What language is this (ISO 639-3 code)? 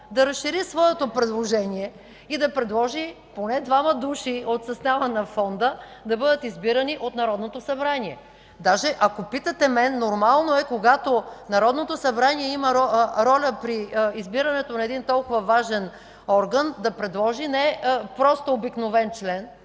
bul